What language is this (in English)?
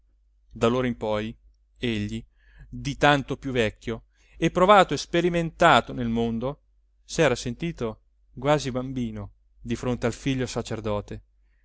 Italian